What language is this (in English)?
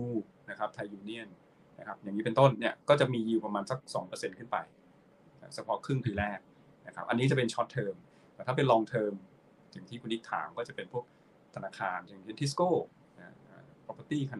Thai